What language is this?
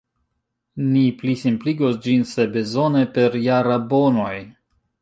Esperanto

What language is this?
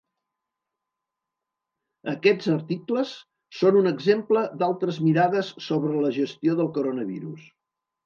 Catalan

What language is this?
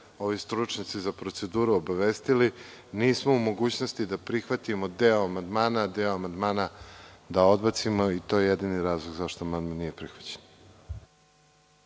Serbian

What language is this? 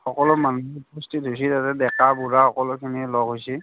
Assamese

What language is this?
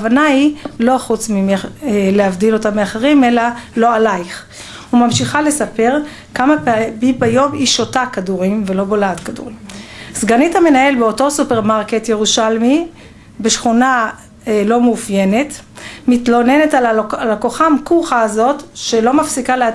Hebrew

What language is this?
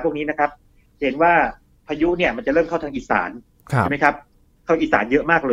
Thai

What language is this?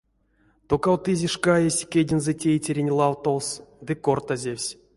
Erzya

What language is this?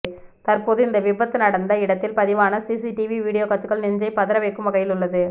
Tamil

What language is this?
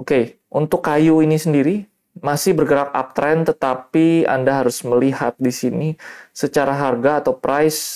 Indonesian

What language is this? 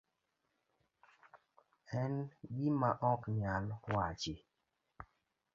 Luo (Kenya and Tanzania)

